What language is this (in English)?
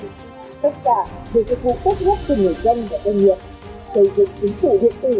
Vietnamese